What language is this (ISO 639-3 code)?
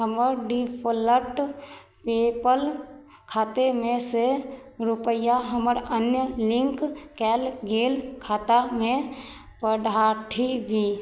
mai